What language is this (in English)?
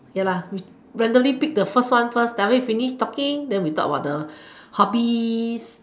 English